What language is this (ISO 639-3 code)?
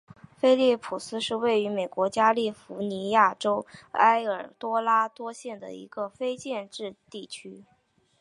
zho